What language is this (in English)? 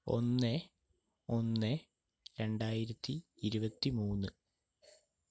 Malayalam